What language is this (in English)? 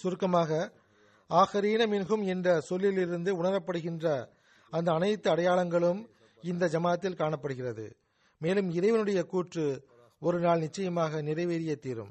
Tamil